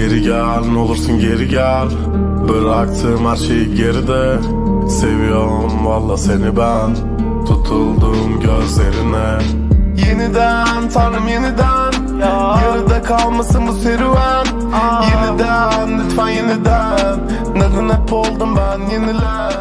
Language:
Turkish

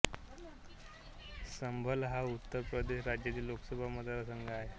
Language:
Marathi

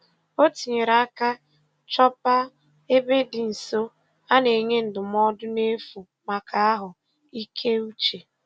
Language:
Igbo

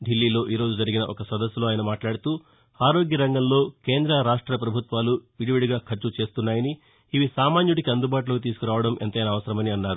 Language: Telugu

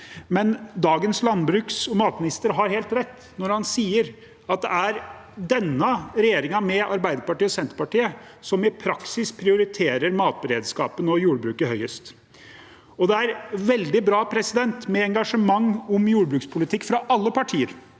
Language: Norwegian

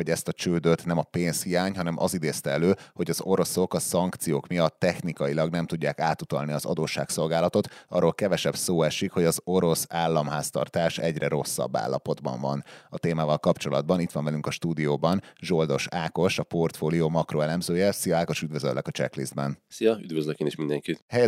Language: Hungarian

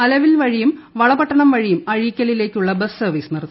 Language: Malayalam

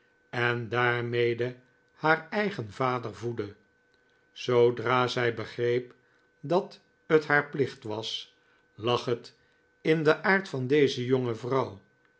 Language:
Dutch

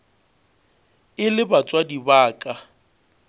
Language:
Northern Sotho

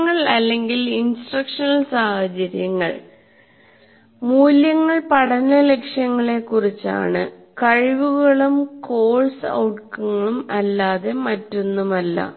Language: Malayalam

